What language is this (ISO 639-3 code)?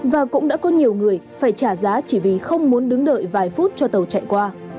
vie